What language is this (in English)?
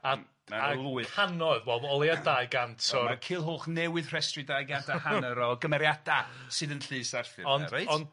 Welsh